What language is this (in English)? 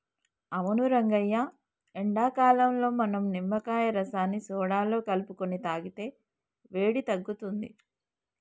Telugu